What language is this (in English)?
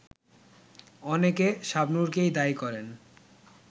Bangla